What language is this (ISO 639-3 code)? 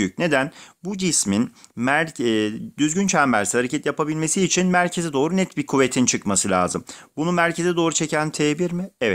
tur